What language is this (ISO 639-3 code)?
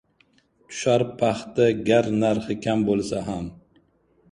uzb